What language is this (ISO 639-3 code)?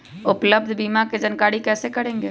mag